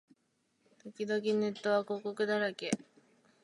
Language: Japanese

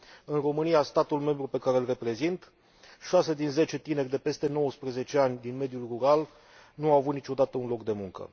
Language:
Romanian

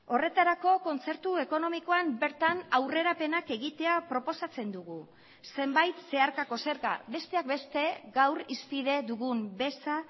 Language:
Basque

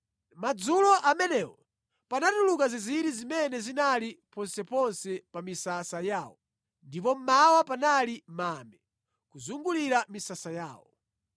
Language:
Nyanja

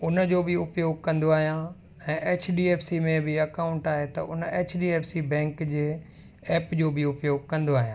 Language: Sindhi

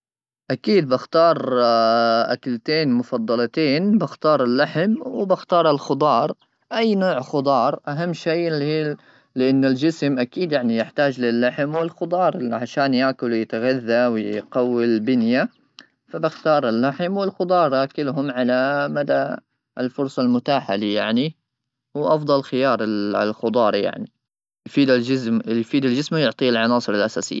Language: Gulf Arabic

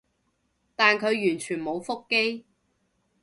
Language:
Cantonese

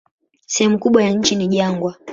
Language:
Swahili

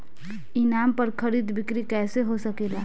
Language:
Bhojpuri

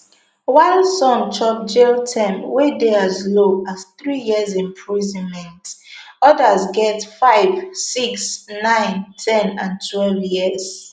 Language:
Nigerian Pidgin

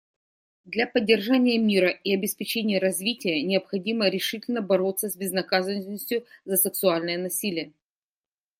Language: Russian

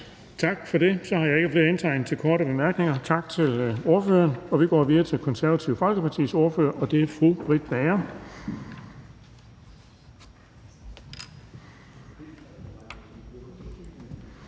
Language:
Danish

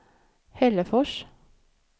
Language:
Swedish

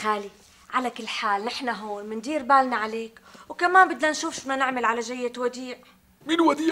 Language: Arabic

